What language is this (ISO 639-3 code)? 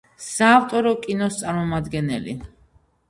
kat